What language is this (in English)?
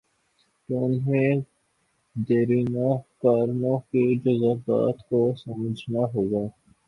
Urdu